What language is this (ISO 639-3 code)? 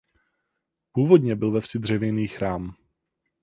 ces